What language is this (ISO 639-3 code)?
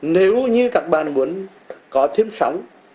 vie